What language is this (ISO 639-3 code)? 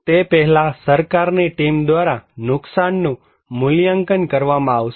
guj